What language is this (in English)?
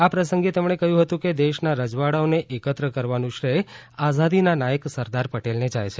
Gujarati